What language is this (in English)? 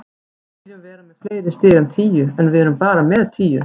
Icelandic